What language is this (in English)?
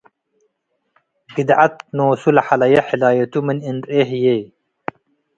Tigre